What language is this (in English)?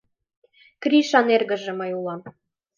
Mari